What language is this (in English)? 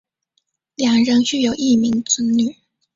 Chinese